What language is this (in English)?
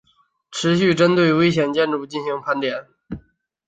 Chinese